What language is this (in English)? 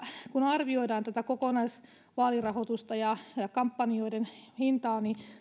Finnish